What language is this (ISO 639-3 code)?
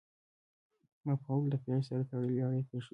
pus